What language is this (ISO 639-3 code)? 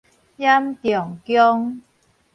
nan